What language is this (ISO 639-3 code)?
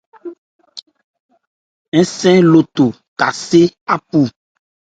ebr